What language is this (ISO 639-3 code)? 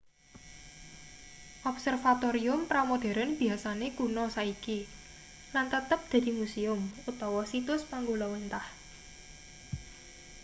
jav